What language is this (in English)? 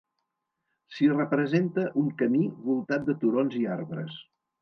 Catalan